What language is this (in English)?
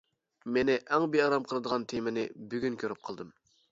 Uyghur